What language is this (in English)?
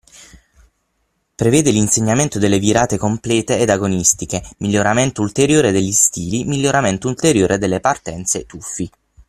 Italian